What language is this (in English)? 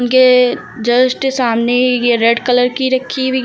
Hindi